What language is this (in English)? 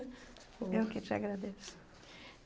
Portuguese